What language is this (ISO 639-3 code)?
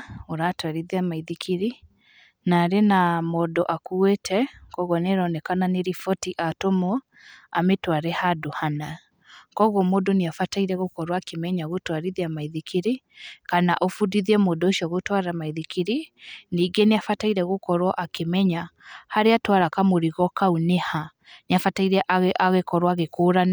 kik